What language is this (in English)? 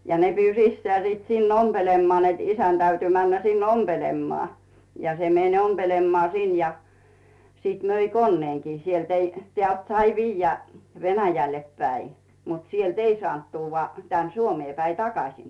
Finnish